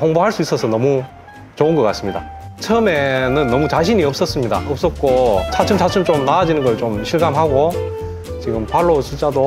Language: Korean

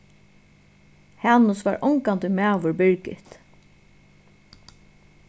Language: Faroese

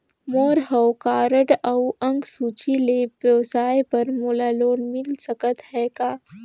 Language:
Chhattisgarhi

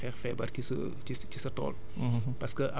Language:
Wolof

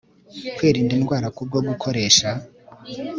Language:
Kinyarwanda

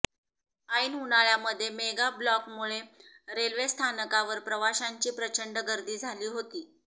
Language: Marathi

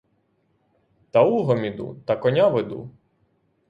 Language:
Ukrainian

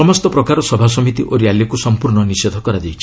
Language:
Odia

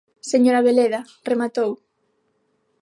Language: Galician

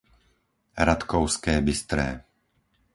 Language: Slovak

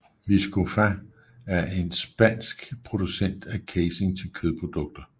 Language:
Danish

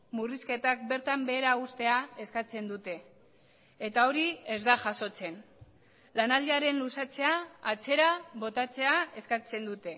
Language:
Basque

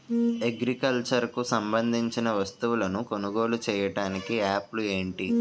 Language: Telugu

